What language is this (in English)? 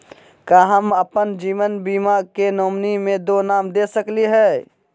Magahi